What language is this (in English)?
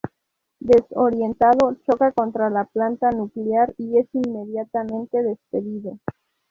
Spanish